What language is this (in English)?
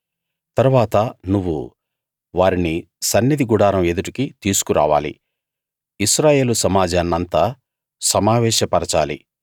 Telugu